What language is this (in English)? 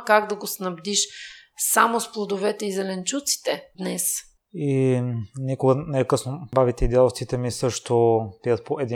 Bulgarian